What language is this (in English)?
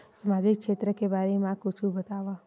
Chhattisgarhi